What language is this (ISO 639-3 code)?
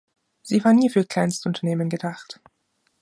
deu